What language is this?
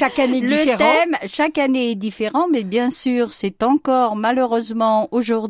French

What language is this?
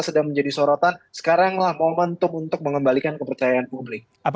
Indonesian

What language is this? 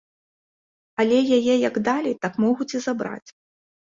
Belarusian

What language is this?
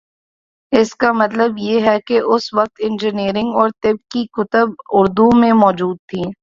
Urdu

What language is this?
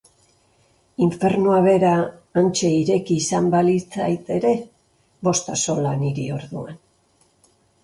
Basque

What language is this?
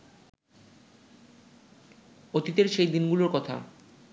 Bangla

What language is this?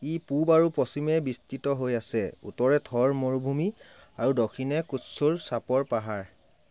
Assamese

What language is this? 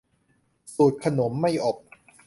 Thai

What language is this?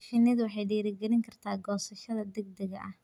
Somali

